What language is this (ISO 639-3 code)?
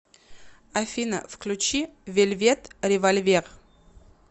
rus